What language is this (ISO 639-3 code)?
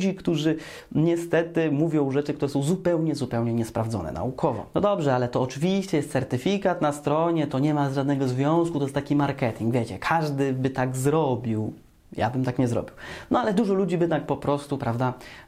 pol